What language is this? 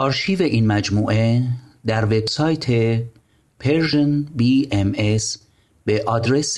Persian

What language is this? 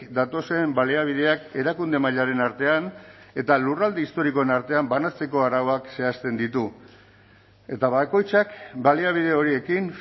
Basque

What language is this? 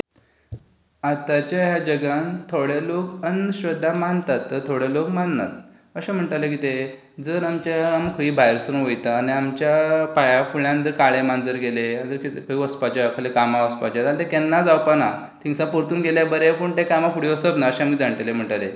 Konkani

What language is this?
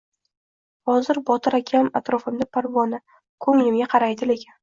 Uzbek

